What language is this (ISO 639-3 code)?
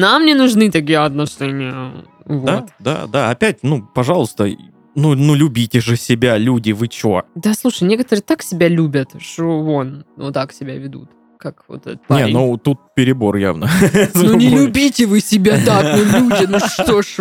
rus